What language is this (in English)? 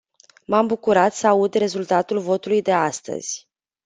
Romanian